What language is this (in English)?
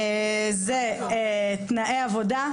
Hebrew